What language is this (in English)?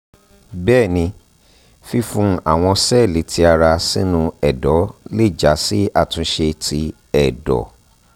Yoruba